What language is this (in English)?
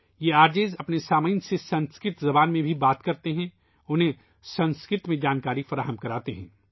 Urdu